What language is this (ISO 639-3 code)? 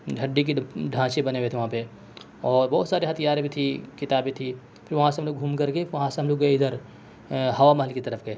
urd